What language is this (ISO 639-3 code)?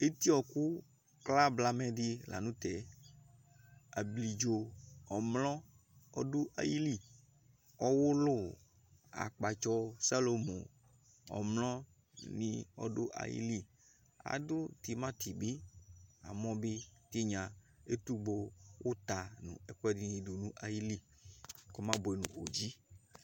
kpo